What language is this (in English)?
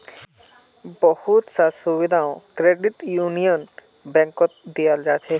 Magahi